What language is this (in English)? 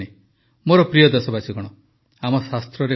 Odia